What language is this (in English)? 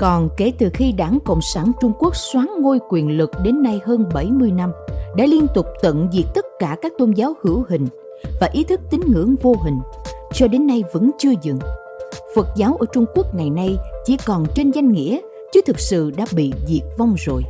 Vietnamese